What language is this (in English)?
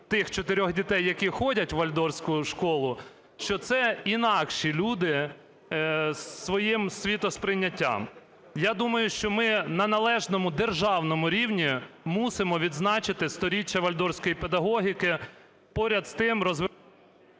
Ukrainian